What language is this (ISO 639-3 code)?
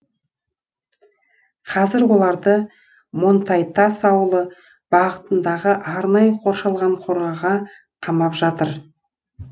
kaz